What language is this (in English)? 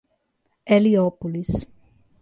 Portuguese